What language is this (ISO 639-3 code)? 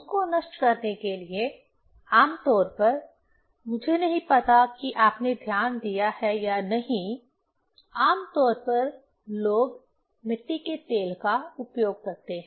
hin